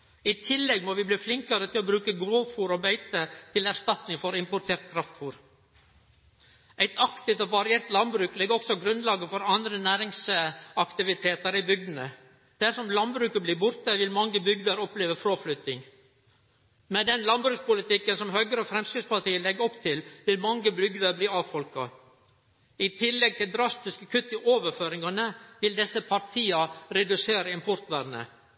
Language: Norwegian Nynorsk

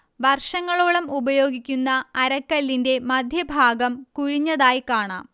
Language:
Malayalam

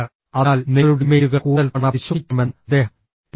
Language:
Malayalam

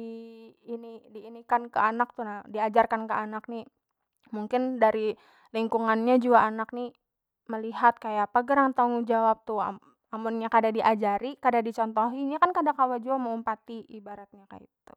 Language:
Banjar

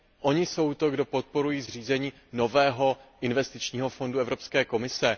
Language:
Czech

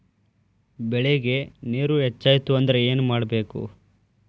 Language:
Kannada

